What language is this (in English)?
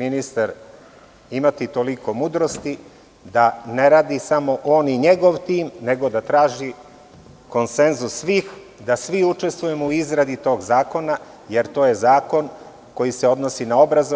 Serbian